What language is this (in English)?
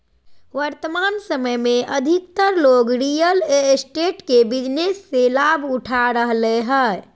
Magahi